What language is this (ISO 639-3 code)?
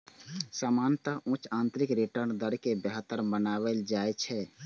mai